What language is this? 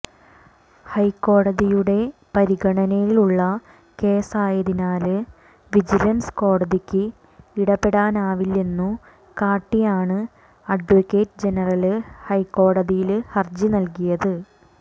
Malayalam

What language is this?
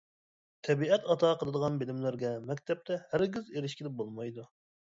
Uyghur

